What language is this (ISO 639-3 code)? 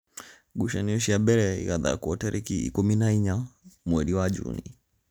kik